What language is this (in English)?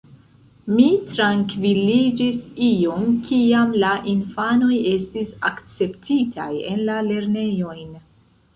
Esperanto